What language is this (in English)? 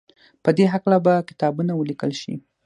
Pashto